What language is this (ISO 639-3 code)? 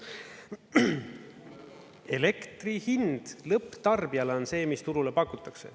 est